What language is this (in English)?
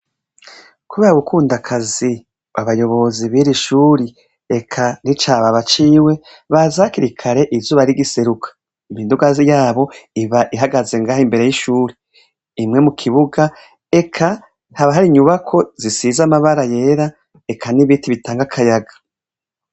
Rundi